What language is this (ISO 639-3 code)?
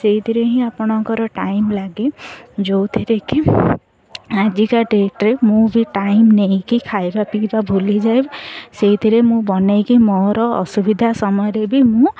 ori